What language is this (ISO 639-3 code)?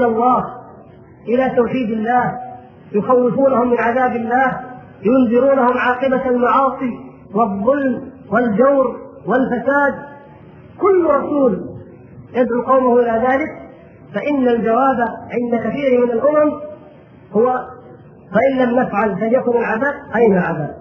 ara